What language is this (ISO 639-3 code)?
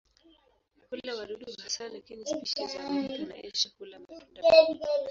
swa